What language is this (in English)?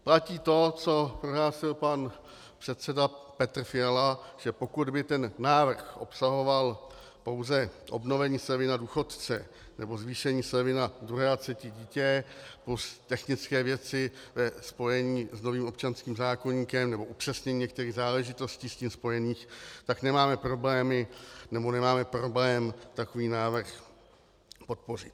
Czech